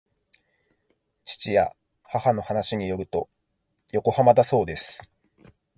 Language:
Japanese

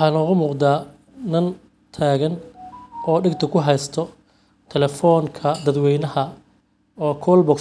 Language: Somali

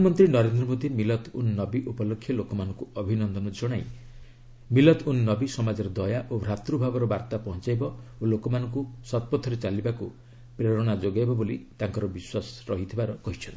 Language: Odia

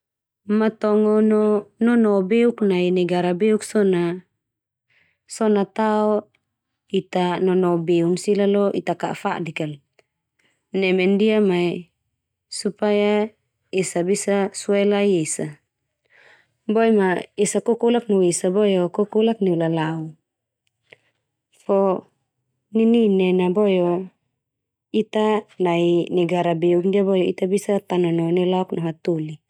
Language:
Termanu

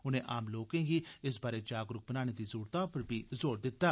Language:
Dogri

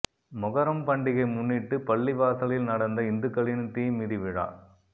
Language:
Tamil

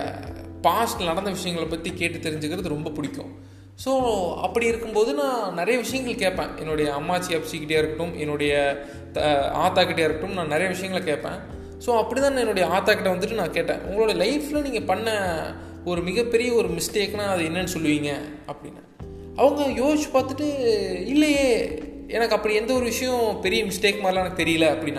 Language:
Tamil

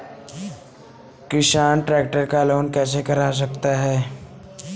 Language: Hindi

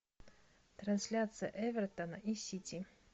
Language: Russian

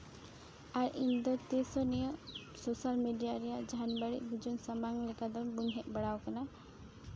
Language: Santali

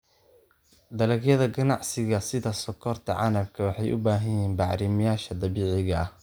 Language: Somali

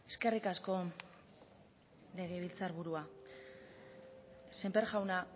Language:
Basque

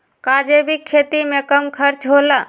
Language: Magahi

